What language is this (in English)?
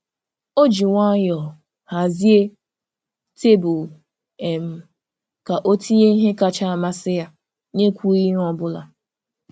Igbo